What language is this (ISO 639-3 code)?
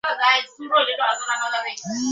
ben